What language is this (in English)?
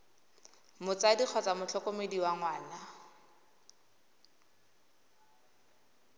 Tswana